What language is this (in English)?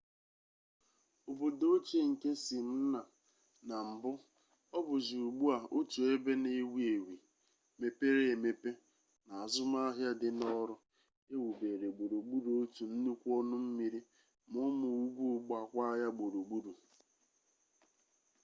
Igbo